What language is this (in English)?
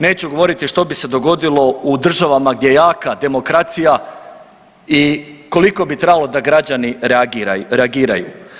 Croatian